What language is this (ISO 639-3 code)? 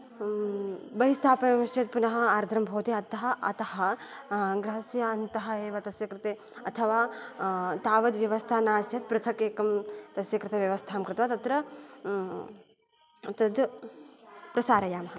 san